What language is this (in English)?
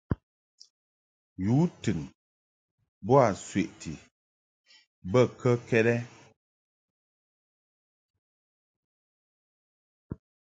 Mungaka